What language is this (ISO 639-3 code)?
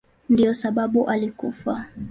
swa